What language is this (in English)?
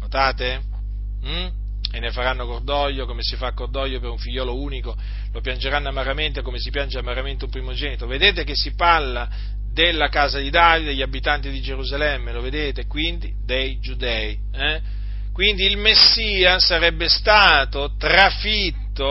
Italian